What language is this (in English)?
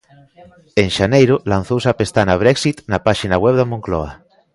Galician